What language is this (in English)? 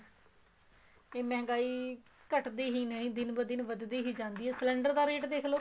Punjabi